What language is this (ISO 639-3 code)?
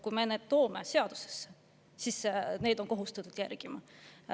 est